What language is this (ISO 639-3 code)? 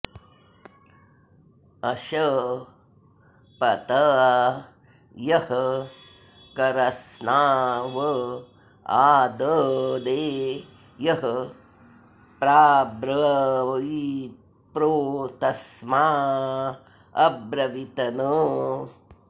san